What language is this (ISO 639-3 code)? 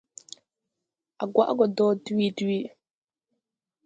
tui